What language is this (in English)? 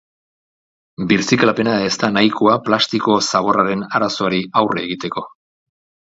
Basque